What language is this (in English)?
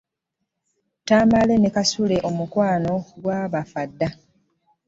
Ganda